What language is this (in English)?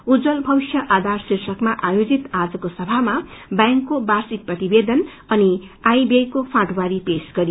Nepali